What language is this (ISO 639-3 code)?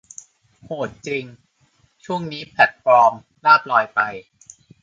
tha